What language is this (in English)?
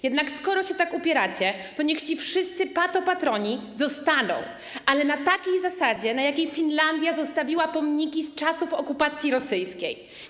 Polish